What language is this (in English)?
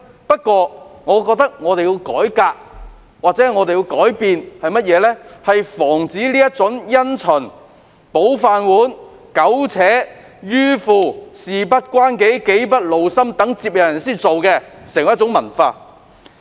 Cantonese